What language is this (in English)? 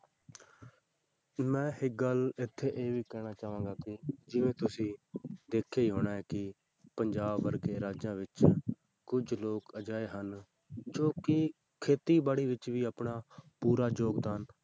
Punjabi